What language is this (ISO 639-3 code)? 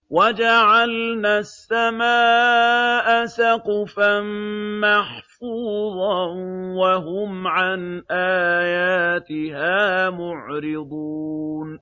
ara